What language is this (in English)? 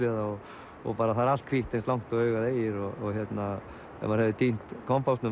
Icelandic